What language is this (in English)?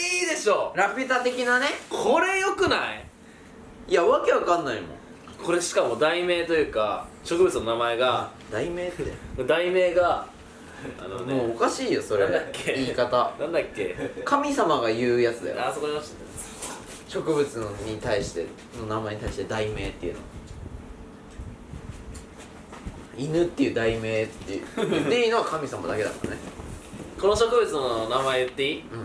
Japanese